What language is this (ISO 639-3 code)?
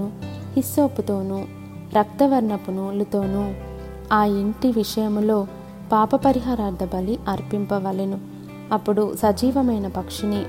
tel